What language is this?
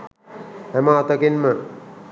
Sinhala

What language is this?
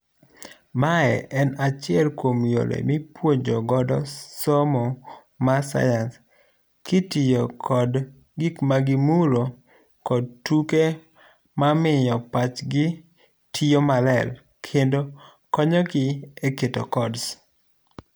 Luo (Kenya and Tanzania)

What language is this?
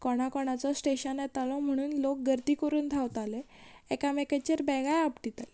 Konkani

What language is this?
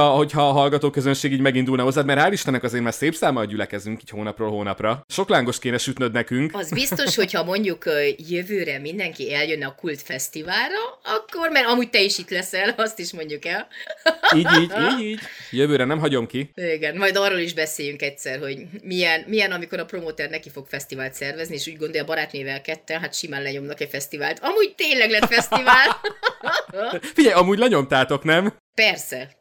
Hungarian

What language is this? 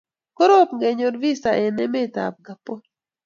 Kalenjin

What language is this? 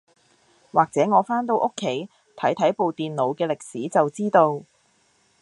Cantonese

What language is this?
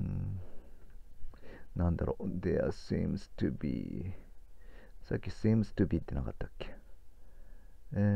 Japanese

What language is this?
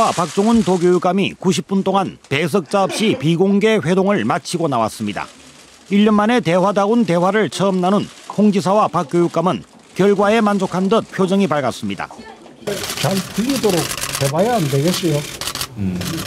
Korean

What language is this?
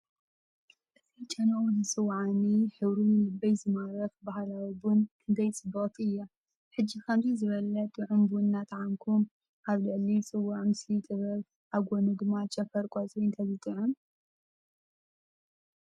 Tigrinya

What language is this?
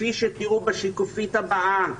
Hebrew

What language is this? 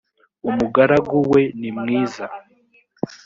Kinyarwanda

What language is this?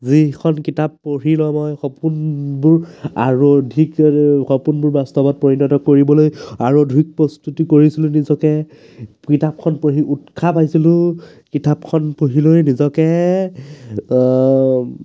Assamese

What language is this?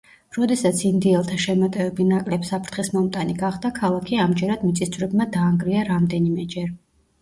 Georgian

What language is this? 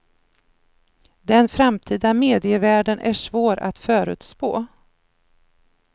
Swedish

